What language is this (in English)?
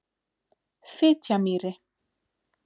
Icelandic